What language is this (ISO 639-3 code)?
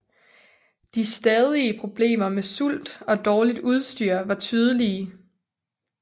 dan